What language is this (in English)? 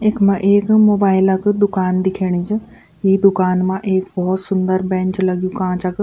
Garhwali